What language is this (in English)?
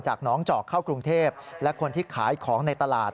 Thai